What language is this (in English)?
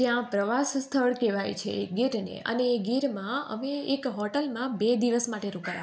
Gujarati